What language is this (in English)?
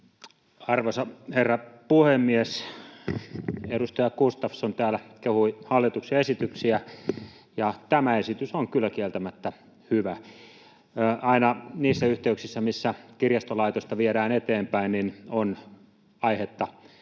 Finnish